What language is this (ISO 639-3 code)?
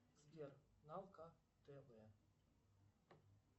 rus